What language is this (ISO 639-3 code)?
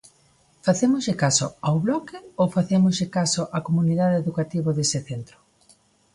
glg